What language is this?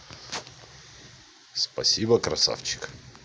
Russian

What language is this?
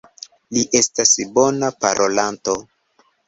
Esperanto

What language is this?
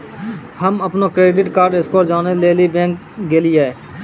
Maithili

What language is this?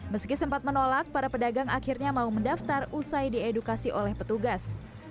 Indonesian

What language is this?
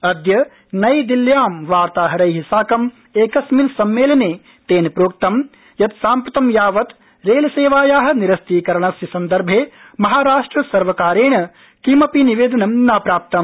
Sanskrit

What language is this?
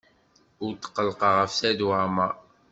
Kabyle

